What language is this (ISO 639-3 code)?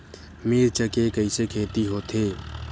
hne